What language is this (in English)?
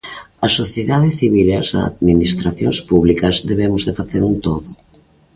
Galician